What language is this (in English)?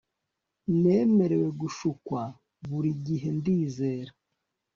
Kinyarwanda